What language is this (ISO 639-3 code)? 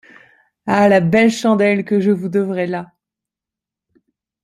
fra